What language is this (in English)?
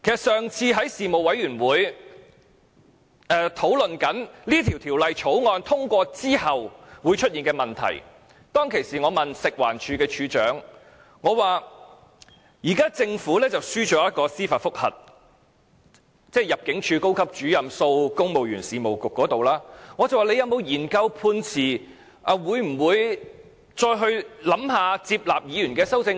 Cantonese